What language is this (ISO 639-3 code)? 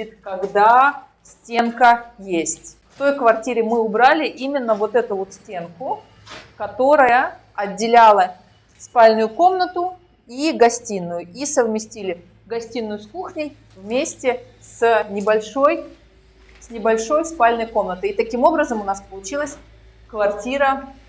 rus